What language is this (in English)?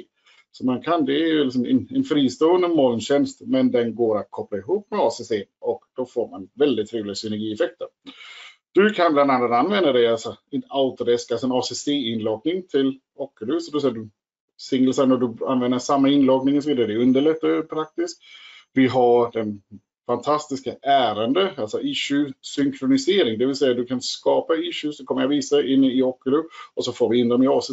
Swedish